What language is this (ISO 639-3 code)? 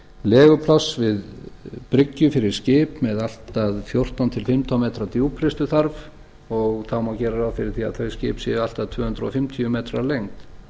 isl